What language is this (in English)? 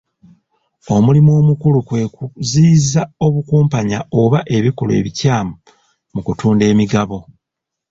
Ganda